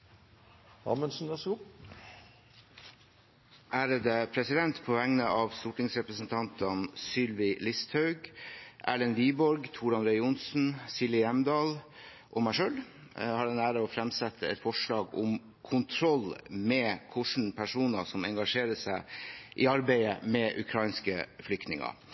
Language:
Norwegian Bokmål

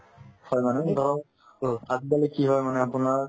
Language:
Assamese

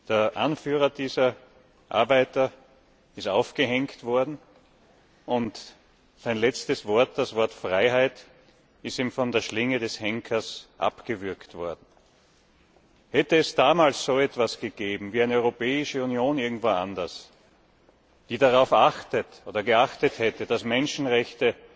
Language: German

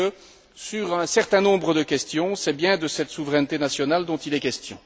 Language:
French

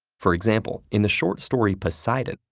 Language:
English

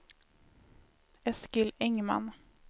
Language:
Swedish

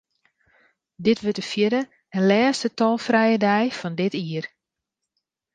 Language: Western Frisian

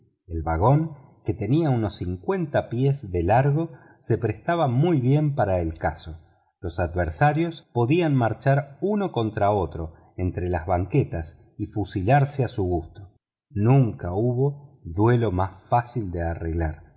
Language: Spanish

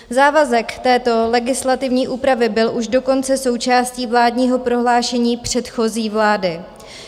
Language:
Czech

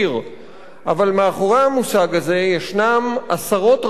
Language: Hebrew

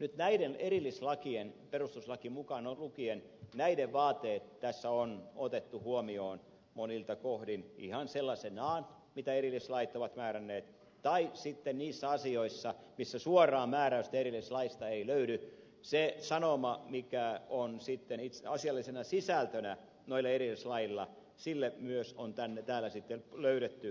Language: Finnish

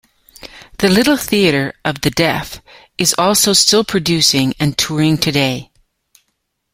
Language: English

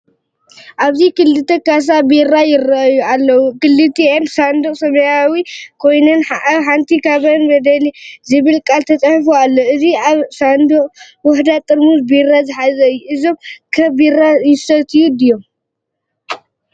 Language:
Tigrinya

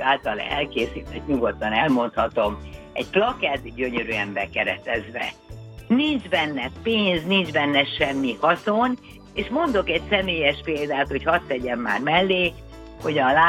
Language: Hungarian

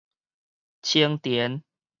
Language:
Min Nan Chinese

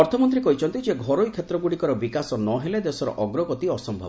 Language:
Odia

